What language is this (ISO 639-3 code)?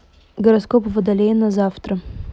rus